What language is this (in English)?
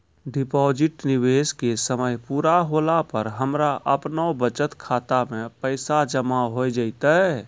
Maithili